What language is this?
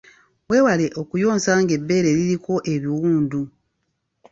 Ganda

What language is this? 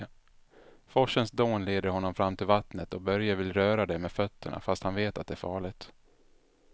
Swedish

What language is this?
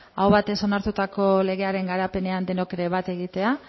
Basque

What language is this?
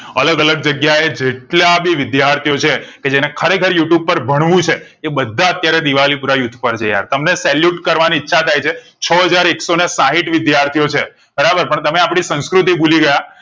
Gujarati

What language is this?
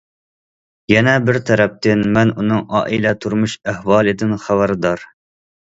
Uyghur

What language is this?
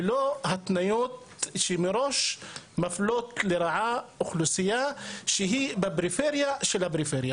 Hebrew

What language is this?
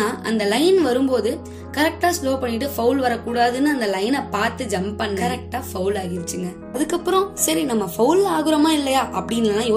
Tamil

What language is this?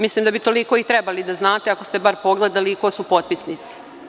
Serbian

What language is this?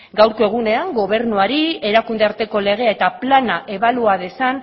Basque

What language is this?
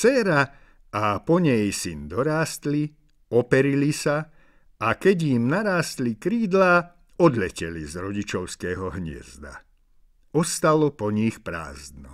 Czech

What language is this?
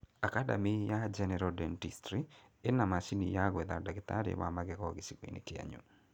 Kikuyu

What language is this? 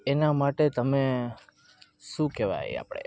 Gujarati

